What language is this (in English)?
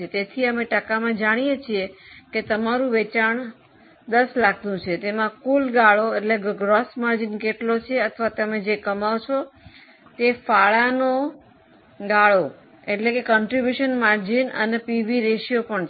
Gujarati